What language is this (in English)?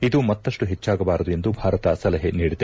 Kannada